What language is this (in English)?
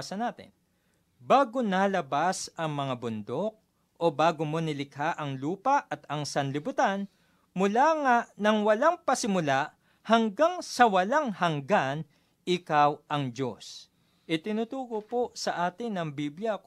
Filipino